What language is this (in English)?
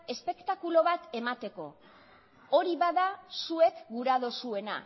Basque